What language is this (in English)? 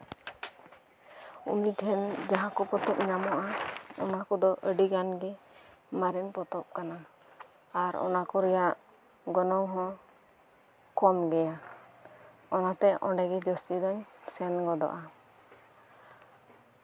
Santali